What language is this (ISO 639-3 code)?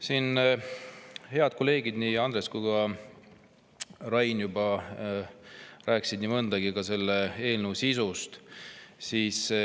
est